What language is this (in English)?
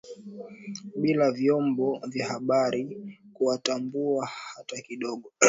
Swahili